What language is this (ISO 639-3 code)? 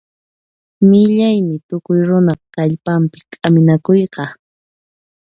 qxp